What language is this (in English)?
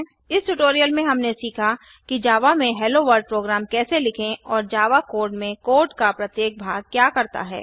Hindi